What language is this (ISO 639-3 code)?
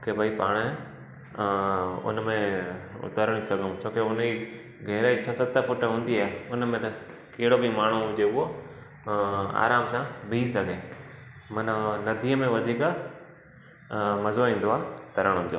snd